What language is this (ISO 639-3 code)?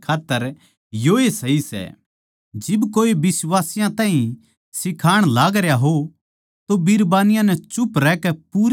bgc